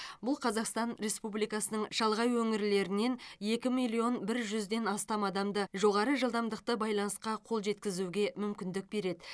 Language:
Kazakh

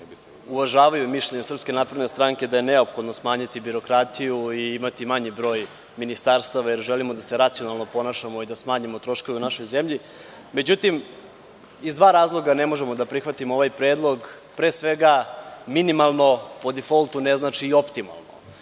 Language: Serbian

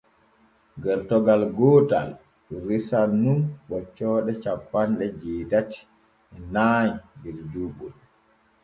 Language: Borgu Fulfulde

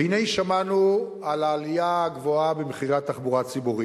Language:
Hebrew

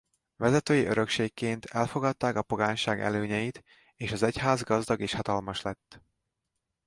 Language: Hungarian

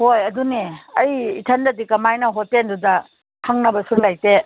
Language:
Manipuri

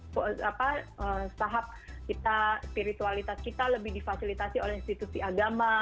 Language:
Indonesian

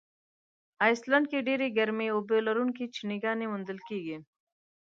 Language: Pashto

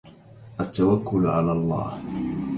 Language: Arabic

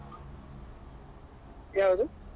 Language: Kannada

